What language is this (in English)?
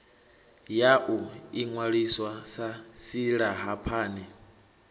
Venda